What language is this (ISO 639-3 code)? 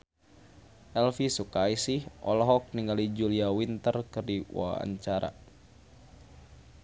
sun